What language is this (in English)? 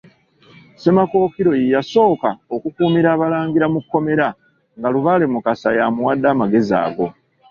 Ganda